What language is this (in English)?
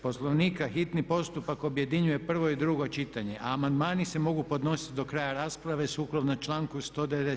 Croatian